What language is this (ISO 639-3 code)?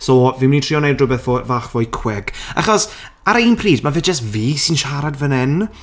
cym